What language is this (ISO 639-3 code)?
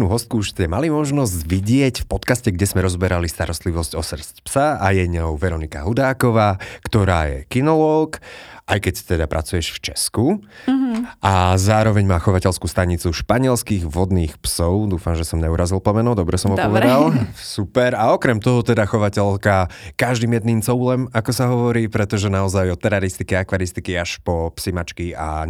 slk